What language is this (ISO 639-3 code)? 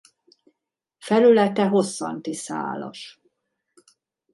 hun